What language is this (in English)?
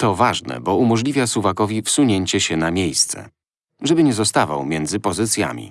Polish